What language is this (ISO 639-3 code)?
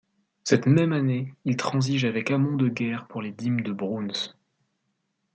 fra